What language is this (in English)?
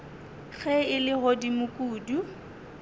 Northern Sotho